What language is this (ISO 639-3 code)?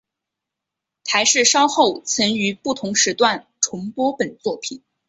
zho